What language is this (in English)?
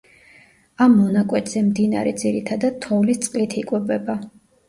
Georgian